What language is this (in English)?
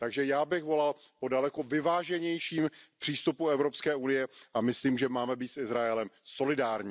Czech